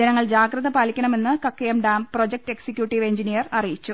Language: Malayalam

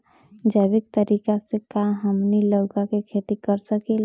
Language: Bhojpuri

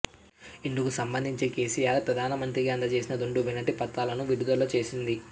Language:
Telugu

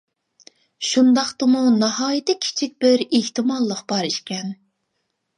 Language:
Uyghur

